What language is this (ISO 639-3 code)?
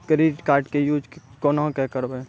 mai